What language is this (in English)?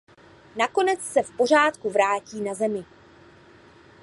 Czech